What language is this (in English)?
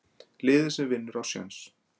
Icelandic